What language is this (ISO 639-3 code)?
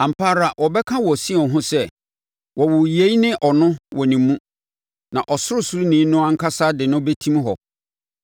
aka